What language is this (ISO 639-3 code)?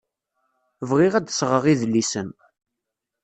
kab